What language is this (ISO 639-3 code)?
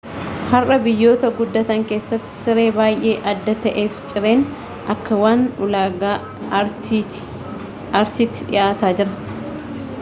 orm